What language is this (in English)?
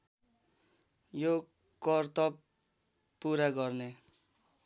Nepali